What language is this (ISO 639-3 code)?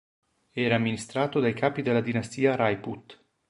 ita